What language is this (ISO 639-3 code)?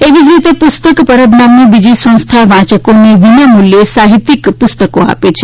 guj